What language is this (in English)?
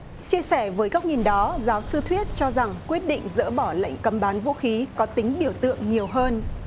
Vietnamese